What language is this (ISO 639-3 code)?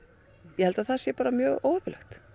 isl